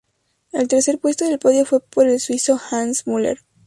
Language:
Spanish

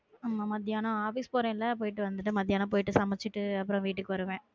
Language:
Tamil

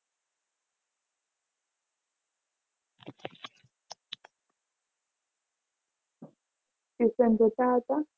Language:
Gujarati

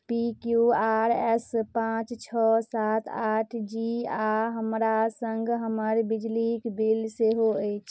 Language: Maithili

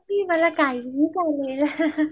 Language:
Marathi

